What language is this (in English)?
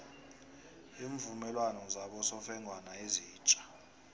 South Ndebele